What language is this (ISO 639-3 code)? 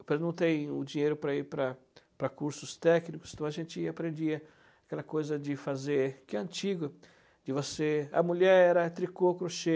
por